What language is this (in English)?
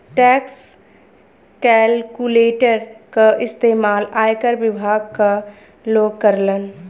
Bhojpuri